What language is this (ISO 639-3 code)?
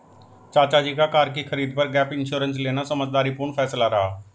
hin